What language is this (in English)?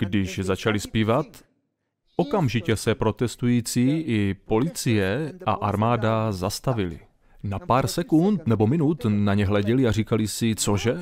Czech